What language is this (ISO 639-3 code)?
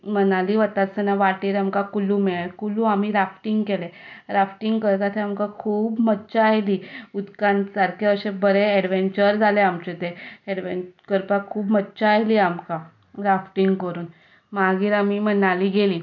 kok